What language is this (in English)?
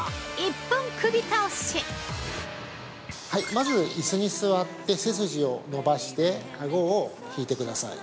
Japanese